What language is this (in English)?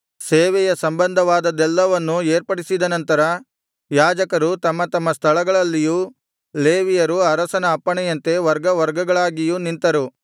Kannada